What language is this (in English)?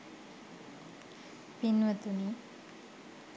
Sinhala